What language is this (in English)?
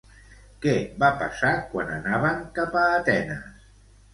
Catalan